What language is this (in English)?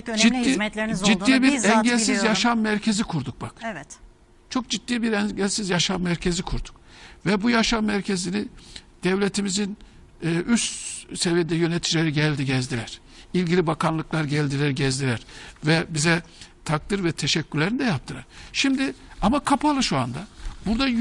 Turkish